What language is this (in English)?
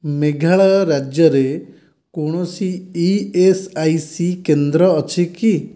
Odia